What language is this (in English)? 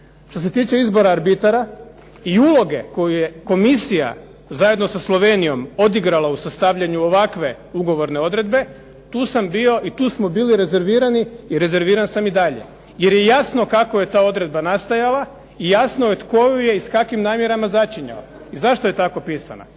Croatian